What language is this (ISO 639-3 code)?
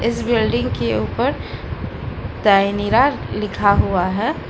hin